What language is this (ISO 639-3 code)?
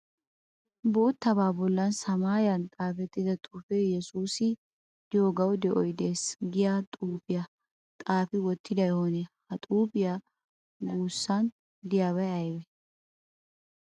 wal